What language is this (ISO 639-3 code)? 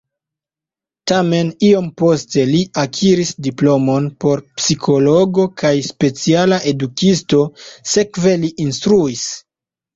epo